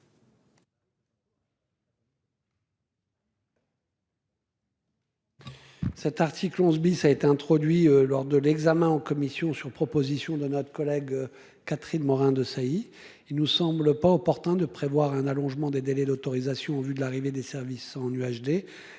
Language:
French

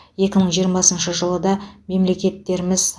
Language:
Kazakh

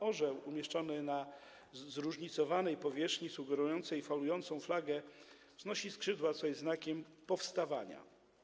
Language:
Polish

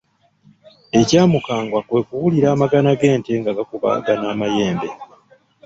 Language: Ganda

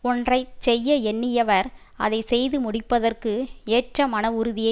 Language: Tamil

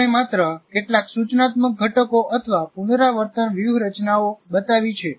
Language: Gujarati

